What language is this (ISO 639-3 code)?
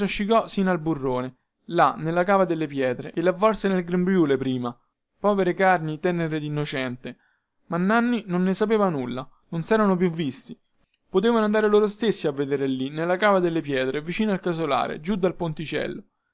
ita